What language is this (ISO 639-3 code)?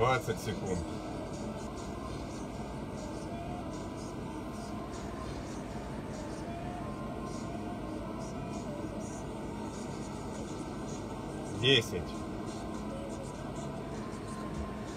rus